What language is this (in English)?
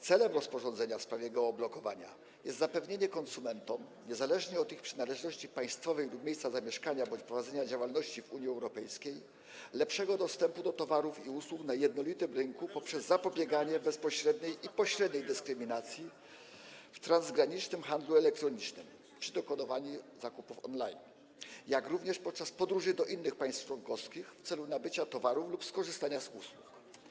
Polish